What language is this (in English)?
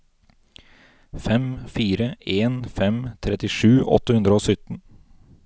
Norwegian